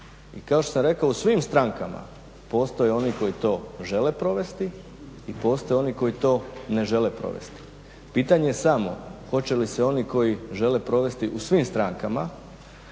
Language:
Croatian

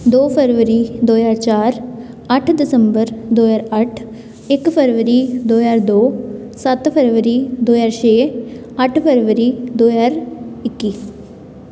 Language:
Punjabi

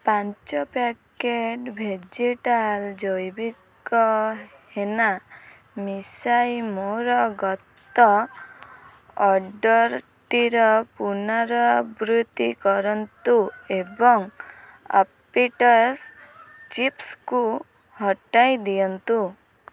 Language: Odia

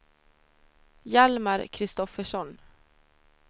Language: Swedish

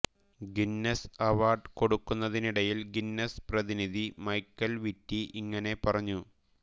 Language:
Malayalam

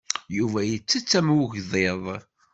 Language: Kabyle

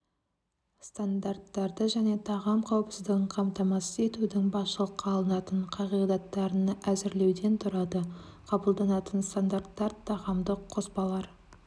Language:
Kazakh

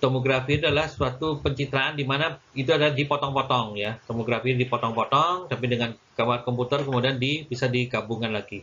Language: Indonesian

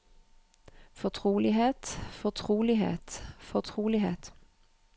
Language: Norwegian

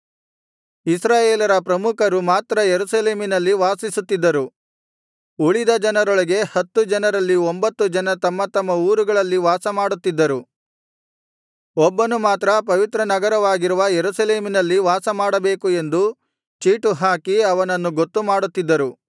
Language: Kannada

